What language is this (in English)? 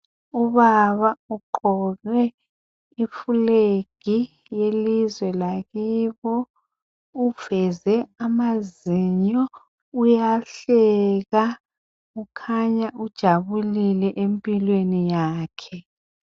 North Ndebele